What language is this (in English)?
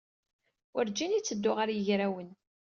Kabyle